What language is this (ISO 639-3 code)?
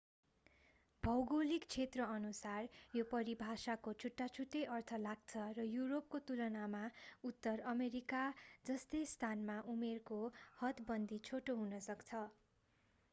nep